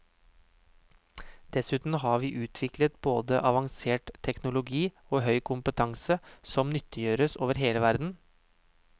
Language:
Norwegian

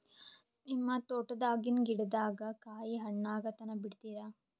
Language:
Kannada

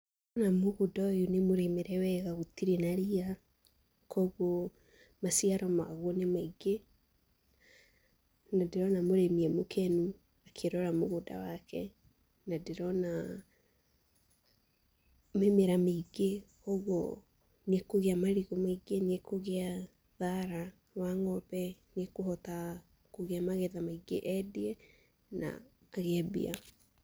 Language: Kikuyu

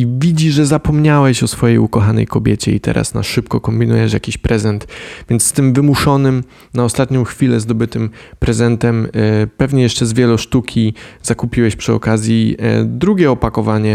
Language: Polish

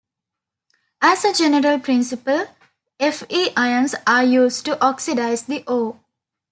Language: English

